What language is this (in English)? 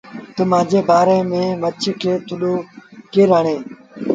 Sindhi Bhil